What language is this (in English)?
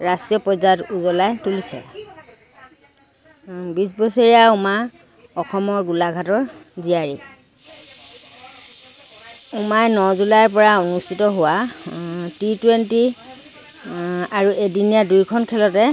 Assamese